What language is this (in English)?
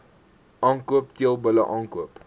Afrikaans